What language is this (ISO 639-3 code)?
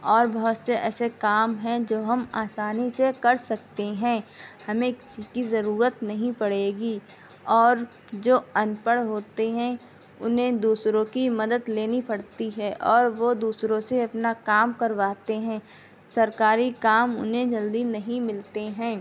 urd